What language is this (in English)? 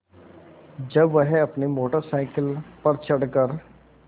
Hindi